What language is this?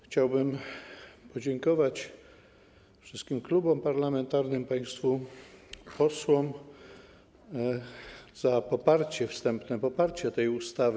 Polish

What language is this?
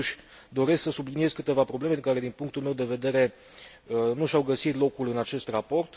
Romanian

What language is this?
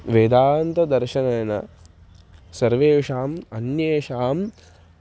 Sanskrit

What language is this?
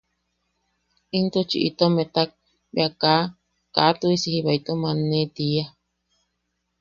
Yaqui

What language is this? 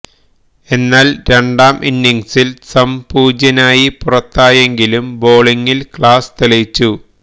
Malayalam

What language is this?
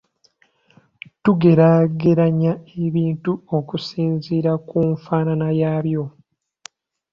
Ganda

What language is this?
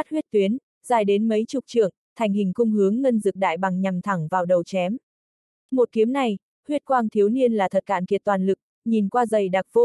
Vietnamese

